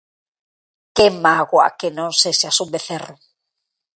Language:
Galician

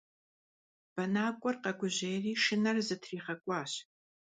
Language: Kabardian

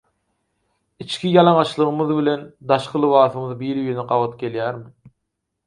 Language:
Turkmen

